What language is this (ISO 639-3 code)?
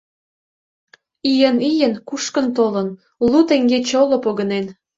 chm